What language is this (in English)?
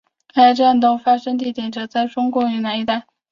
Chinese